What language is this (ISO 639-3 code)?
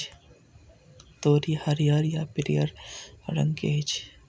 mai